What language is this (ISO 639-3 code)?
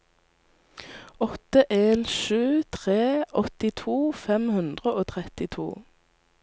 nor